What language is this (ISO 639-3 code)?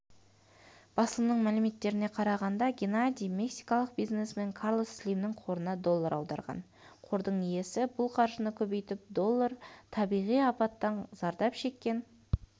kaz